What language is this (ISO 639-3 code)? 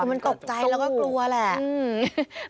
tha